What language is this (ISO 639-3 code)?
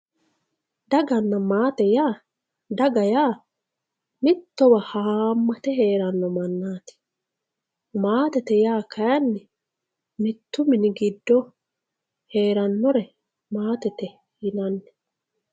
sid